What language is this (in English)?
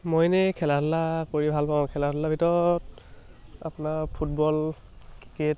Assamese